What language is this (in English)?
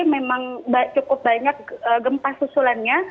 Indonesian